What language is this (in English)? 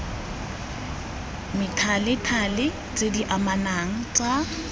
Tswana